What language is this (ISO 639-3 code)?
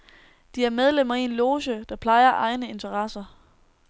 dan